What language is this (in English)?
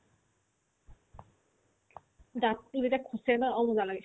Assamese